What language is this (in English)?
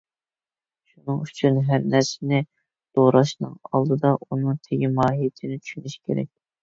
Uyghur